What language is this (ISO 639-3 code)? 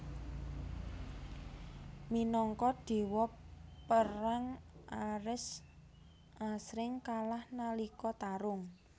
jav